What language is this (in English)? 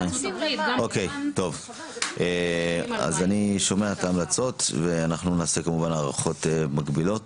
Hebrew